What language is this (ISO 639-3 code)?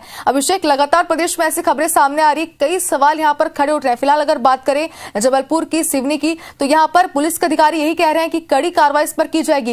hin